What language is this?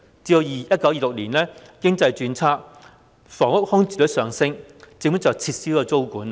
Cantonese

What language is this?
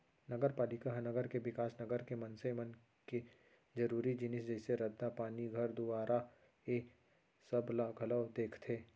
Chhattisgarhi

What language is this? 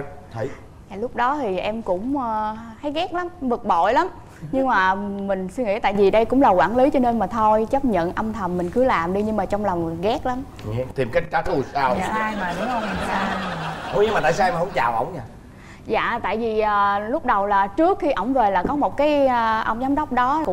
Vietnamese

